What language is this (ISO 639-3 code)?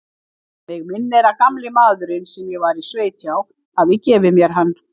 isl